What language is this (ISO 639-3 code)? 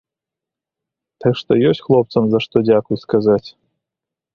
bel